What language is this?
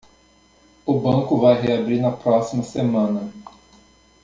Portuguese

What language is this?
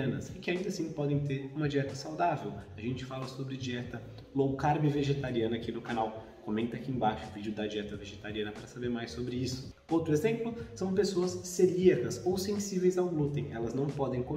Portuguese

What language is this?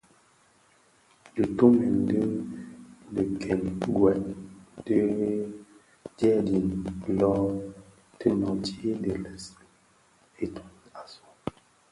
Bafia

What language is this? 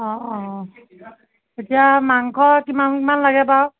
Assamese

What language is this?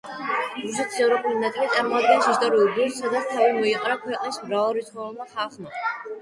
Georgian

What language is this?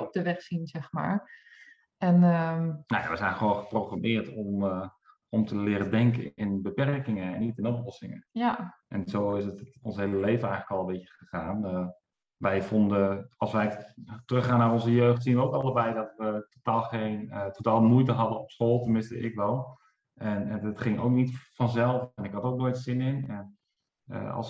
Dutch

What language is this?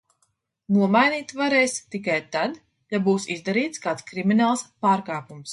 Latvian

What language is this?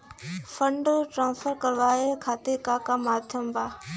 Bhojpuri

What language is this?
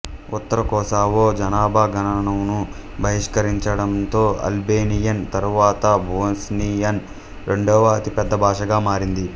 Telugu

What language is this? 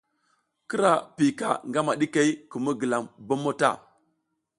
South Giziga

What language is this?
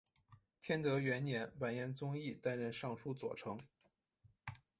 Chinese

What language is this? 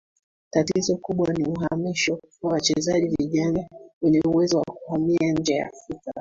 Swahili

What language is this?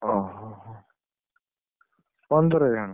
Odia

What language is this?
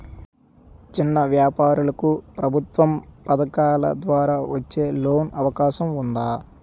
Telugu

